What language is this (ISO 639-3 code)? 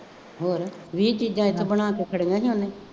pan